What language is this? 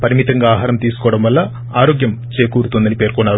Telugu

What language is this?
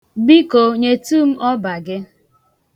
Igbo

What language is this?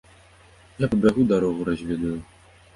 Belarusian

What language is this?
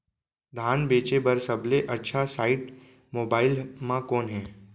Chhattisgarhi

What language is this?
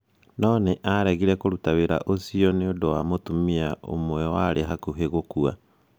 Kikuyu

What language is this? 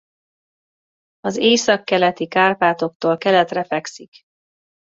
Hungarian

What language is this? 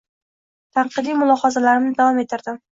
Uzbek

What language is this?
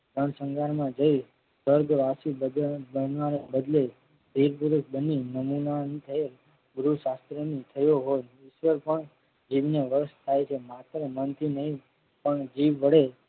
Gujarati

